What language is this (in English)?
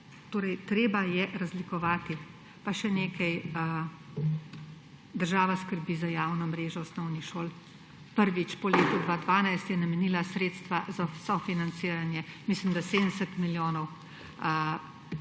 Slovenian